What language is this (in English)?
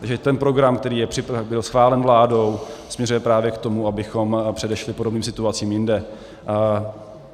Czech